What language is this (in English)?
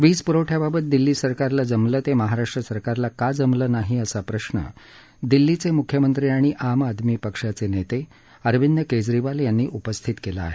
Marathi